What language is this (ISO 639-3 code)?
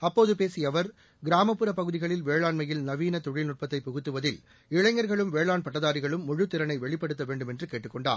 tam